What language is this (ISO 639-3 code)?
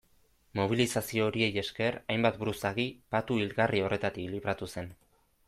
eus